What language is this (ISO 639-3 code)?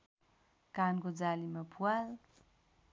nep